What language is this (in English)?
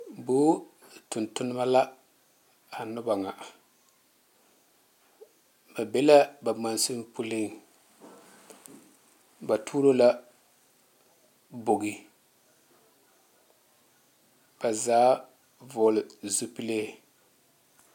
Southern Dagaare